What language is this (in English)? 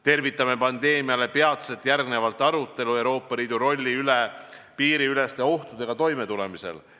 Estonian